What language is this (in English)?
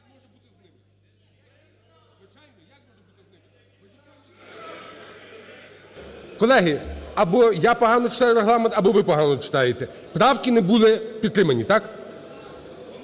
Ukrainian